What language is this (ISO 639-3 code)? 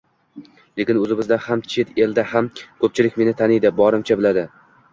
uzb